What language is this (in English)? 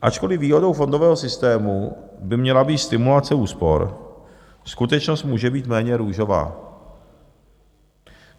Czech